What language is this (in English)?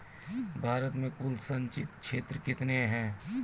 Maithili